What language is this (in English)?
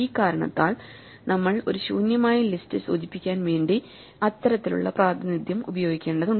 Malayalam